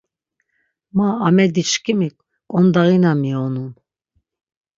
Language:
Laz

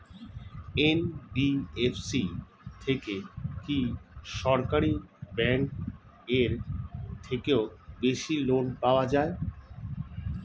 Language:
Bangla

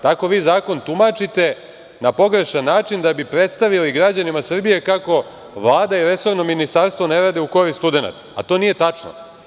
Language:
Serbian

